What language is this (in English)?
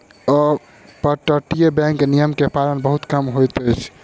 Maithili